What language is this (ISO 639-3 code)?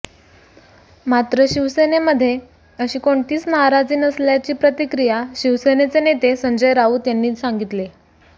mar